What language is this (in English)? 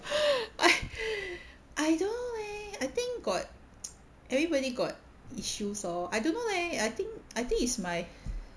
English